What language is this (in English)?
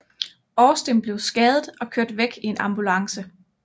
Danish